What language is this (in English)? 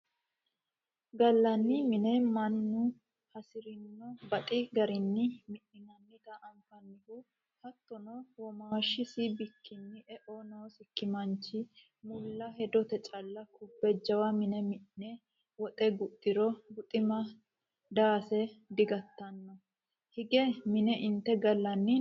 Sidamo